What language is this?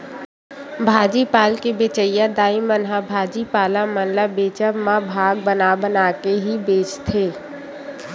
Chhattisgarhi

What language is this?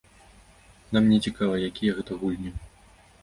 Belarusian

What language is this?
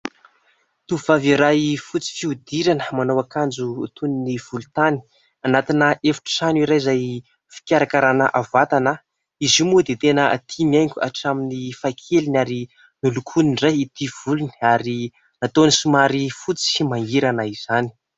Malagasy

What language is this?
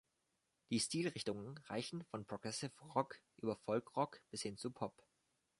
German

